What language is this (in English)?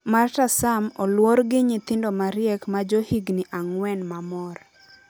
Luo (Kenya and Tanzania)